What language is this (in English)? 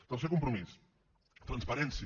Catalan